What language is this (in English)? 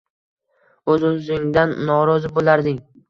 Uzbek